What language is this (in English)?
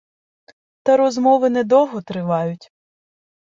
Ukrainian